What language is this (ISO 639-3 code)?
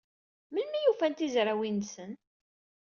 kab